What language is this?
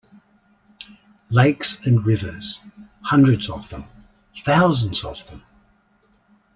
English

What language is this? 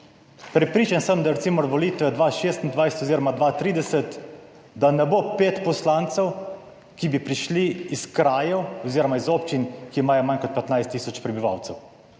Slovenian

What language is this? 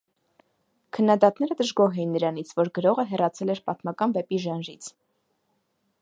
Armenian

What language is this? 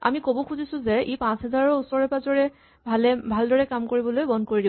Assamese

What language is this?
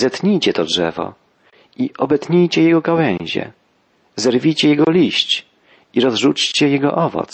Polish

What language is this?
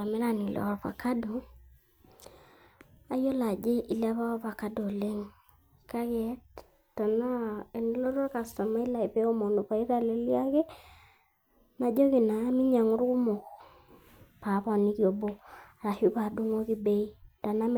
Masai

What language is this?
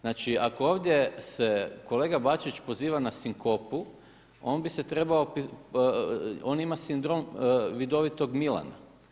Croatian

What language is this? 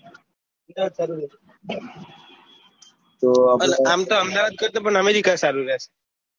Gujarati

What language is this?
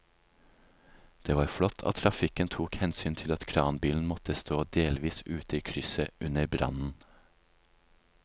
Norwegian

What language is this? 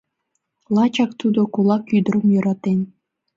Mari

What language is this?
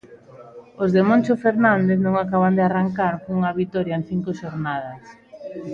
Galician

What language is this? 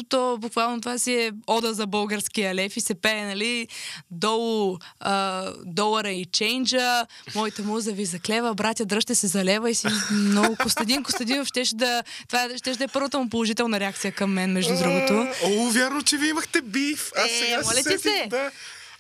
Bulgarian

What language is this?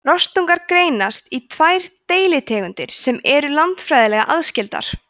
Icelandic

